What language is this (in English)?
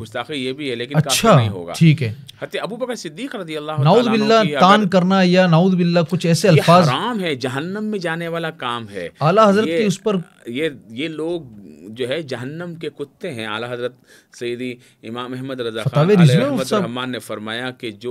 Hindi